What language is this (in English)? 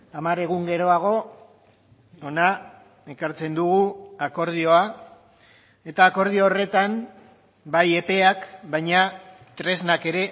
Basque